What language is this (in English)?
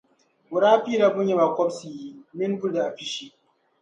Dagbani